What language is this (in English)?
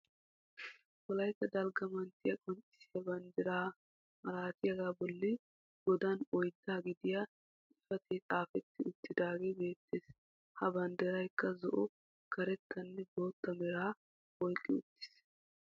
Wolaytta